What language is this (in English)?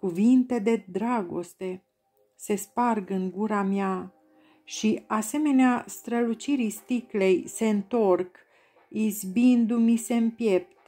Romanian